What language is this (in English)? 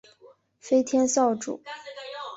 Chinese